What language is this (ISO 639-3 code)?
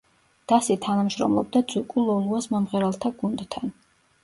kat